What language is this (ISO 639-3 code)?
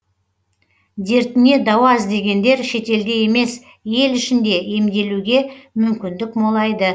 kaz